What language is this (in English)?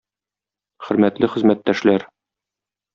Tatar